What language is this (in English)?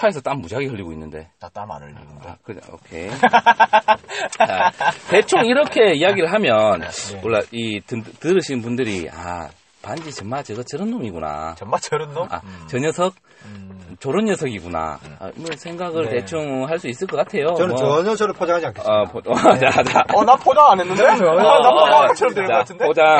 Korean